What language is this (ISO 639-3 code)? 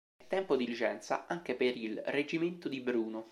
ita